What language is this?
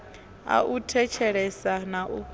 Venda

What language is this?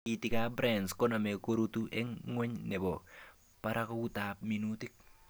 Kalenjin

